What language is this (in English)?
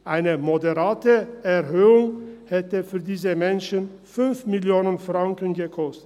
Swiss German